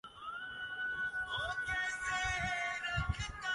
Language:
Urdu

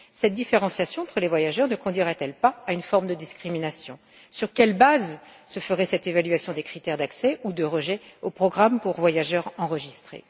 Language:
French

